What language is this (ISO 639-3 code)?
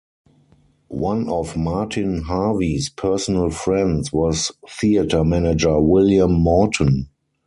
eng